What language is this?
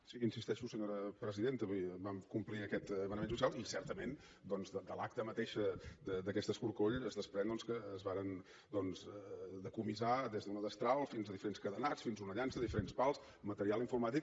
Catalan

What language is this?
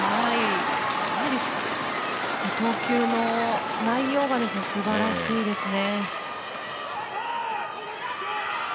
Japanese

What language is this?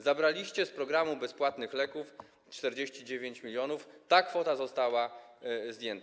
Polish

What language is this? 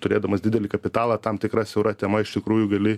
Lithuanian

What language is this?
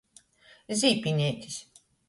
Latgalian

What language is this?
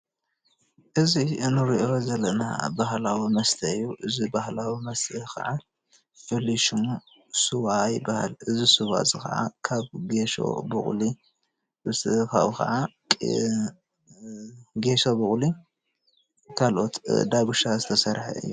Tigrinya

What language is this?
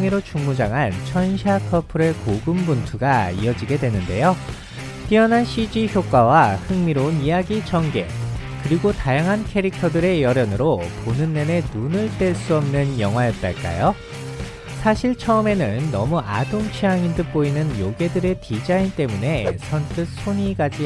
Korean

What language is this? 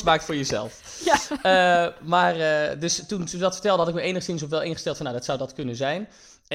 Dutch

